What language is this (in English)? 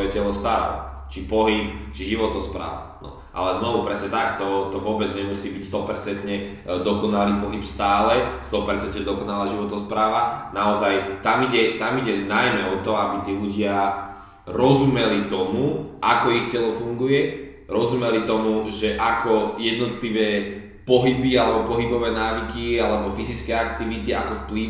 Slovak